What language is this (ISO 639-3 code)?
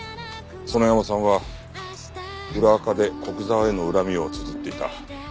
jpn